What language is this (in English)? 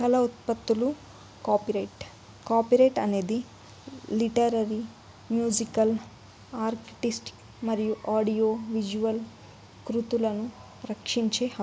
Telugu